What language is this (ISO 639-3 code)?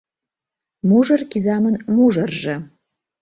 chm